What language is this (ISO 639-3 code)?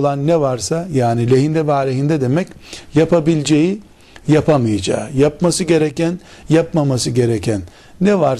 tur